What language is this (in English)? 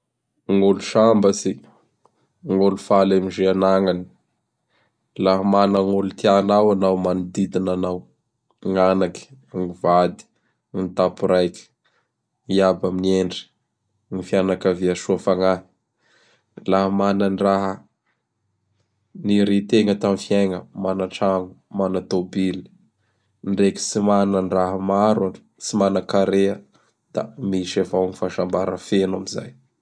Bara Malagasy